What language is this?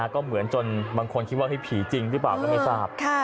Thai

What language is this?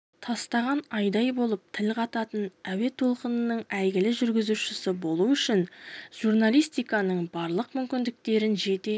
Kazakh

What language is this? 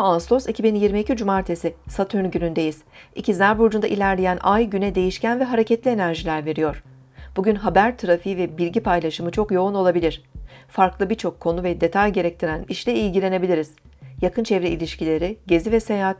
Turkish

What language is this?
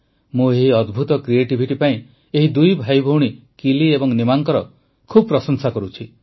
Odia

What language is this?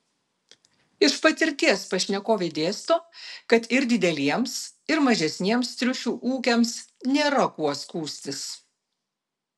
Lithuanian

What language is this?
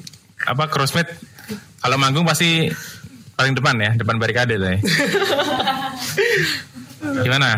Indonesian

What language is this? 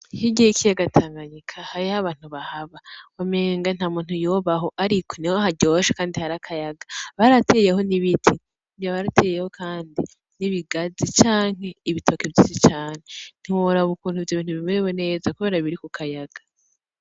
Rundi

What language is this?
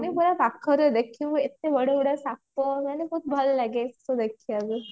Odia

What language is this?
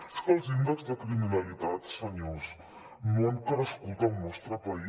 Catalan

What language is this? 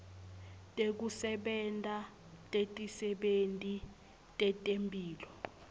Swati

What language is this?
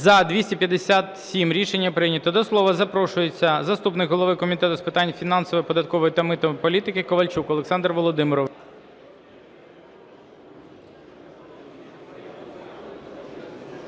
Ukrainian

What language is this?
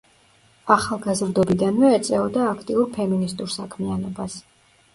Georgian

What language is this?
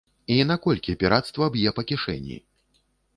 Belarusian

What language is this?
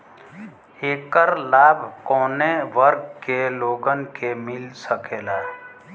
Bhojpuri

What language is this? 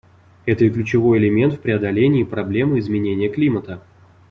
Russian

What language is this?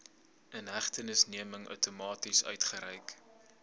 Afrikaans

